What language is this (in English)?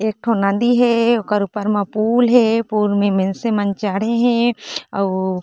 Chhattisgarhi